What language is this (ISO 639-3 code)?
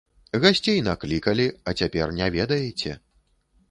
bel